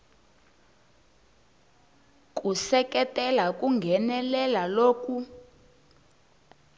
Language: Tsonga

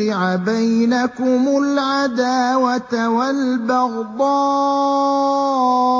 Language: Arabic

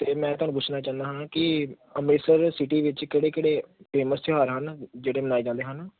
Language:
Punjabi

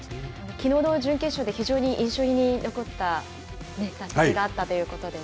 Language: Japanese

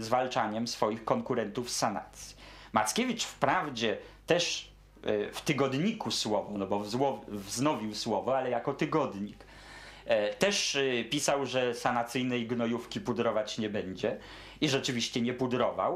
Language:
Polish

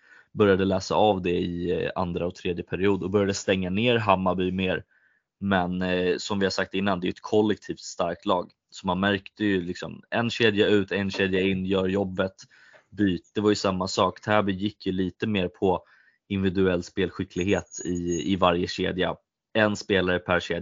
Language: Swedish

